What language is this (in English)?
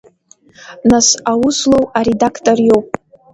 Abkhazian